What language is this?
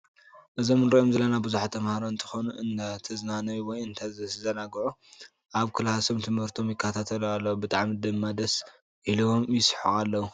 Tigrinya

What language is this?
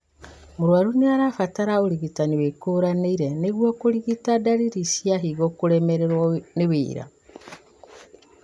Kikuyu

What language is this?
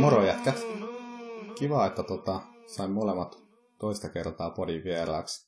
Finnish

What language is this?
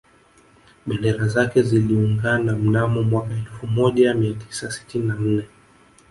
Swahili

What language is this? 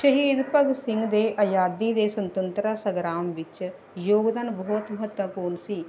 Punjabi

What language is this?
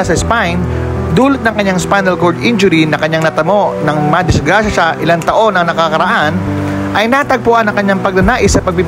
Filipino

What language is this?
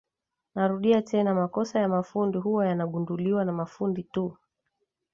Swahili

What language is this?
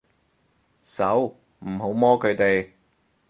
Cantonese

